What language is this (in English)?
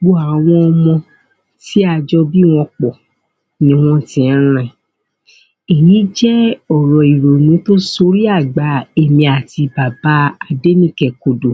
Yoruba